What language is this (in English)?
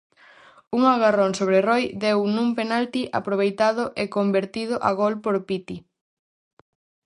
Galician